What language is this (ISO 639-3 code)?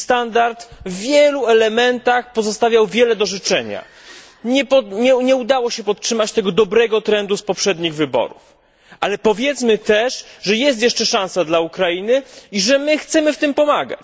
pol